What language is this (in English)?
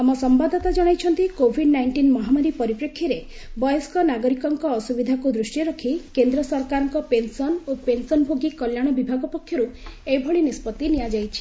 Odia